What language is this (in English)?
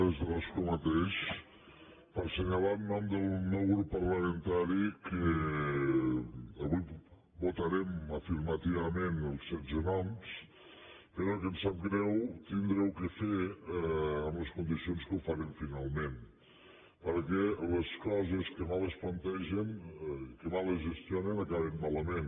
Catalan